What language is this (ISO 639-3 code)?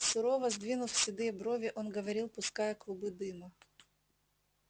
rus